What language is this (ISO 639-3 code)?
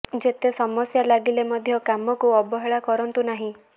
ori